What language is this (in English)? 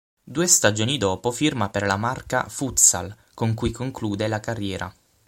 Italian